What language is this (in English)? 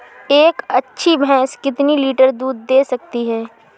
Hindi